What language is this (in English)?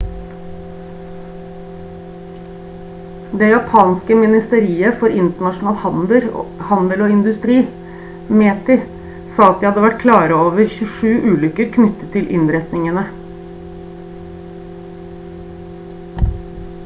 Norwegian Bokmål